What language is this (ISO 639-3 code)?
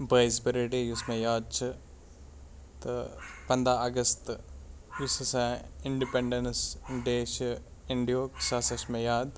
kas